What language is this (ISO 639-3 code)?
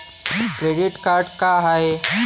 mar